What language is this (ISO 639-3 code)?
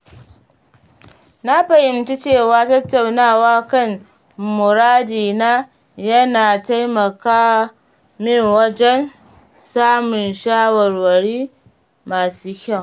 hau